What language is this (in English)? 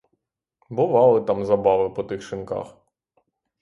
Ukrainian